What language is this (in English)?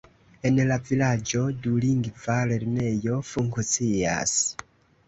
Esperanto